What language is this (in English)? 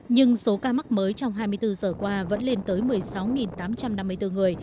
Vietnamese